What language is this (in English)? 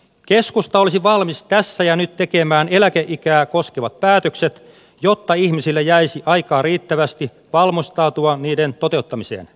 Finnish